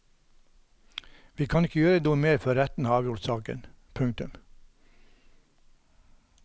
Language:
Norwegian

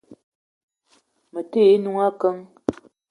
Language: Eton (Cameroon)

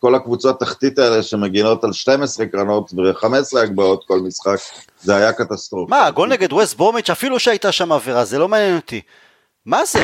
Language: Hebrew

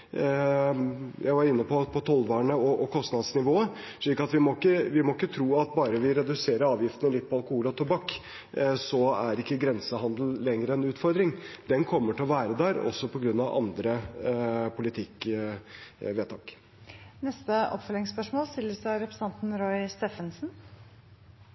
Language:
Norwegian Bokmål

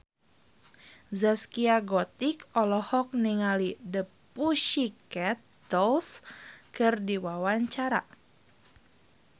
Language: Sundanese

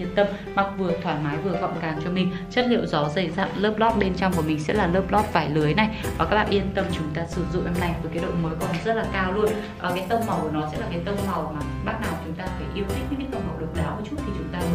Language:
Vietnamese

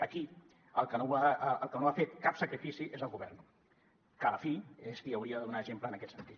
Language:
Catalan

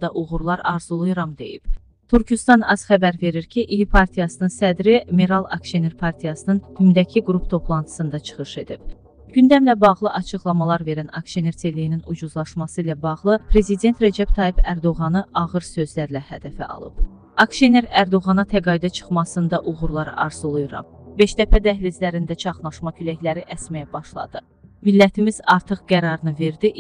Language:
Turkish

